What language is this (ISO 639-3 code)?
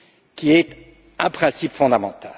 fra